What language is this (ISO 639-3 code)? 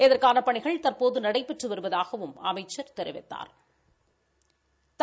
tam